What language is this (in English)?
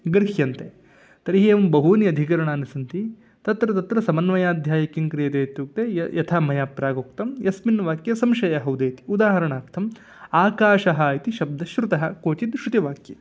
Sanskrit